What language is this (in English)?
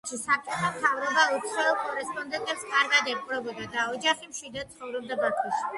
Georgian